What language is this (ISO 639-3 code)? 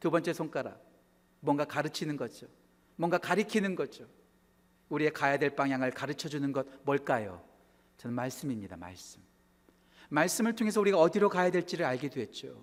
kor